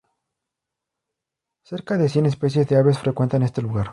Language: Spanish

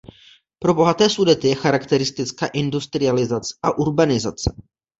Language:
Czech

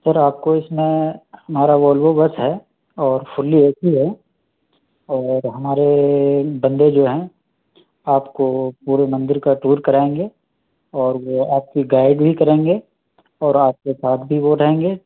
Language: Urdu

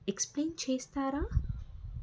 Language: Telugu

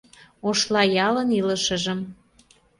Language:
Mari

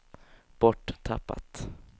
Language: Swedish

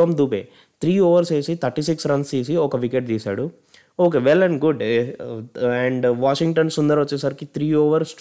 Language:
Telugu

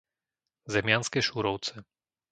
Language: Slovak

